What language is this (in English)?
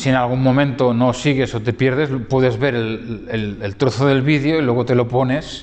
Spanish